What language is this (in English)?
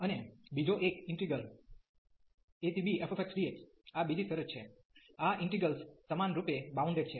Gujarati